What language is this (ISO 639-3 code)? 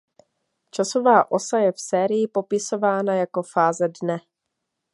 ces